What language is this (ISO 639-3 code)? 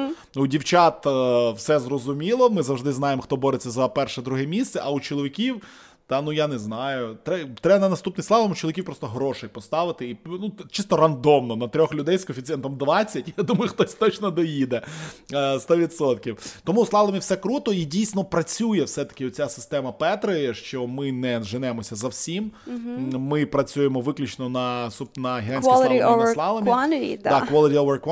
ukr